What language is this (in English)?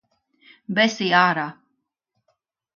Latvian